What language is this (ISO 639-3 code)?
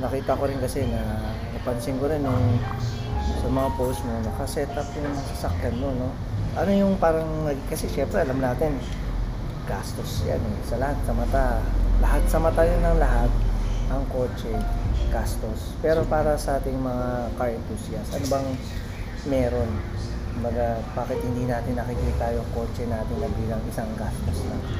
fil